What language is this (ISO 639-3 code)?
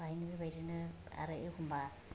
brx